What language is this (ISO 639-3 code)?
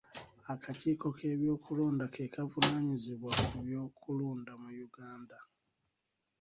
lug